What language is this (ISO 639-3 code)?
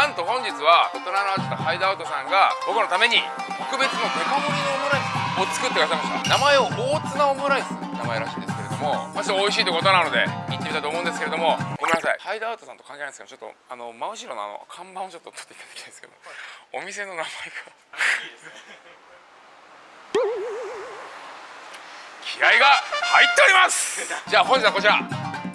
jpn